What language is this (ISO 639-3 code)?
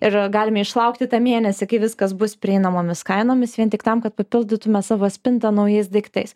lit